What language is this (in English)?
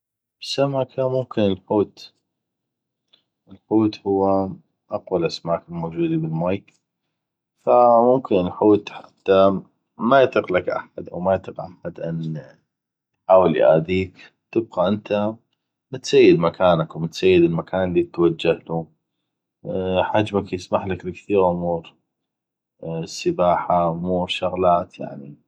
North Mesopotamian Arabic